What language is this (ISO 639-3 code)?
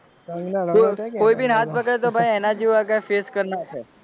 guj